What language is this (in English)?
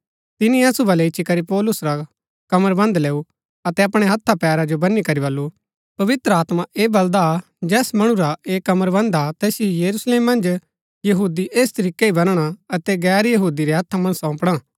Gaddi